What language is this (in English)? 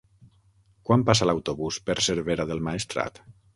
Catalan